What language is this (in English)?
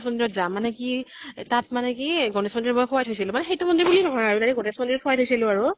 Assamese